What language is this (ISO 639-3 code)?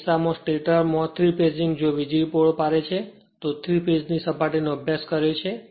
guj